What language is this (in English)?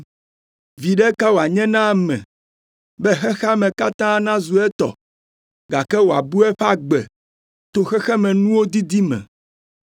Ewe